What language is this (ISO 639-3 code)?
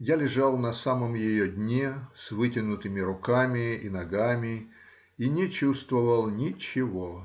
rus